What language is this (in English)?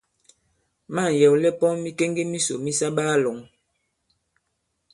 Bankon